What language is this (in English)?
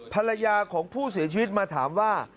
Thai